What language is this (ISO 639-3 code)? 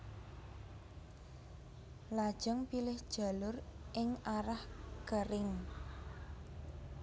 jav